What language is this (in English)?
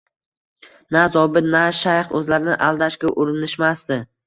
Uzbek